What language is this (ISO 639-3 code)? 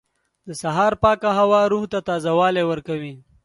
pus